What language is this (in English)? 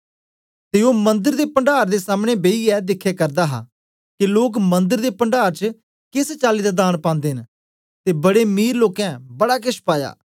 Dogri